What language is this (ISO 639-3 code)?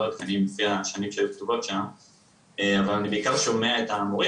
heb